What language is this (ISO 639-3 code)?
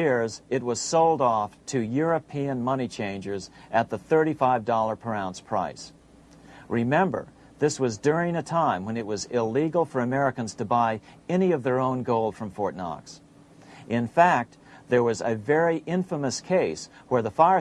eng